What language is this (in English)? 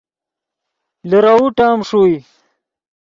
Yidgha